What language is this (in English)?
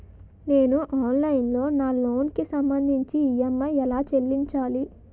Telugu